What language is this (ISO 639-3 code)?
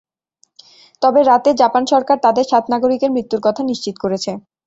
ben